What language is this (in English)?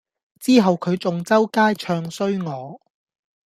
Cantonese